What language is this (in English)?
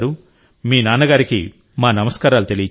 Telugu